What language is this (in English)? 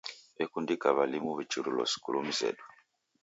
Taita